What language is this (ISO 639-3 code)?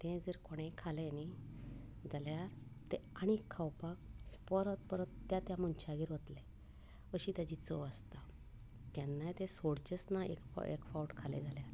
kok